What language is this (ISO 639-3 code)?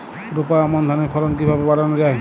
ben